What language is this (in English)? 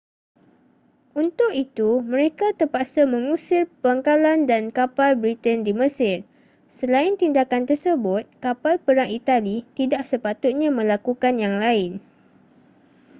Malay